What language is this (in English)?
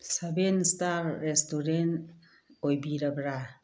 Manipuri